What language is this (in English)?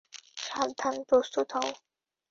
Bangla